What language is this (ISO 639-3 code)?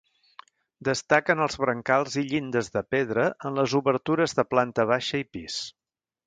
cat